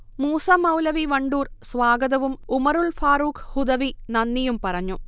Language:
Malayalam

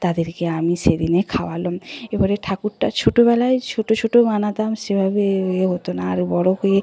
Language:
Bangla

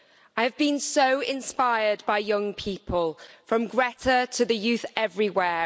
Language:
English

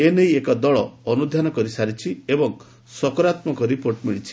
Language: Odia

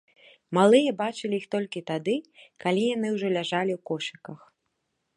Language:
Belarusian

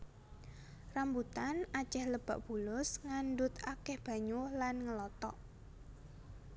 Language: Javanese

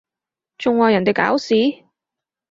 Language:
Cantonese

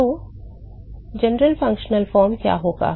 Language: Hindi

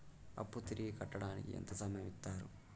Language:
Telugu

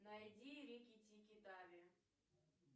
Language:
Russian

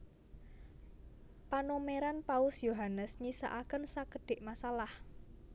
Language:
Javanese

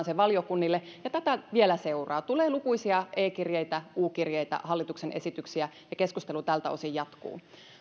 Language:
Finnish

